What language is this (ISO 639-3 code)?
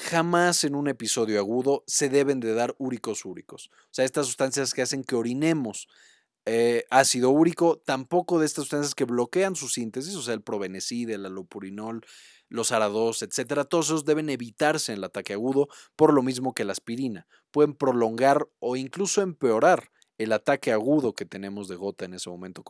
spa